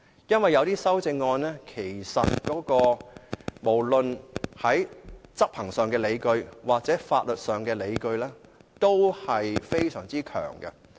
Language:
Cantonese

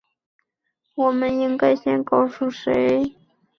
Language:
Chinese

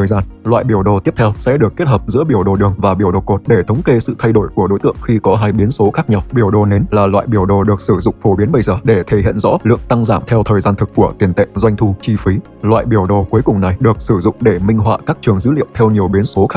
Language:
Vietnamese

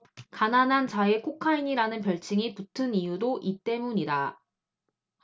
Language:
Korean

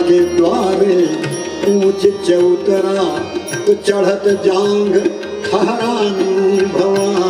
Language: Arabic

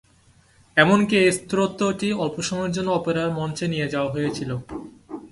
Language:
Bangla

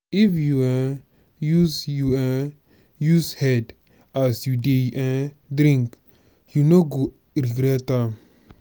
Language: Nigerian Pidgin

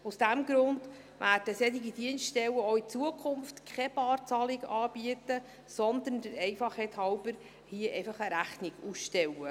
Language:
Swiss German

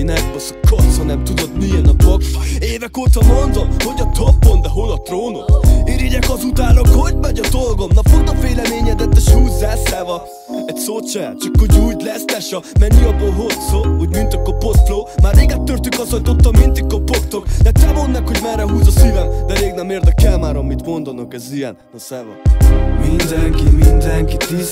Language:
Hungarian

